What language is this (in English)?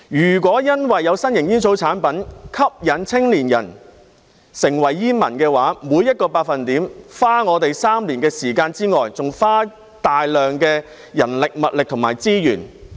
Cantonese